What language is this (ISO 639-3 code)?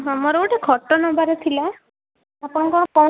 ori